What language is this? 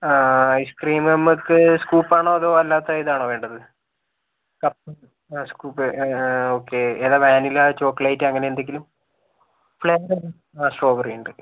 Malayalam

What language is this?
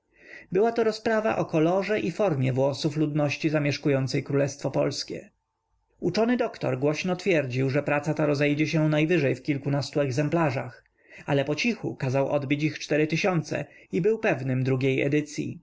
Polish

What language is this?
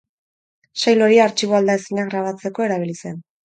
Basque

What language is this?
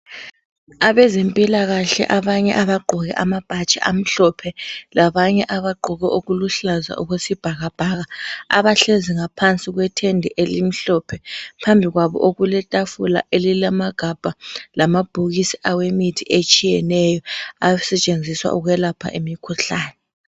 North Ndebele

